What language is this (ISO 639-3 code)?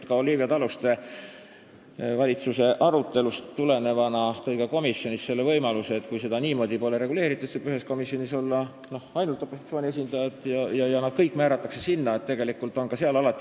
est